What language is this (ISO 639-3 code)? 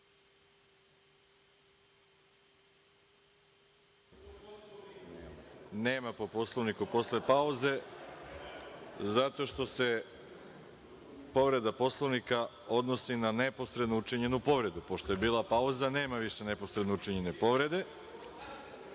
srp